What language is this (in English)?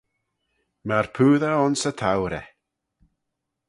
Manx